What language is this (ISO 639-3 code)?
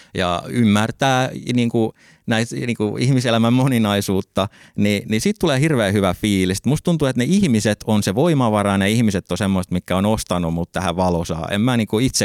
fin